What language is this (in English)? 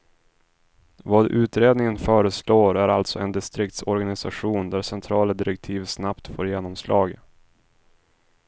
Swedish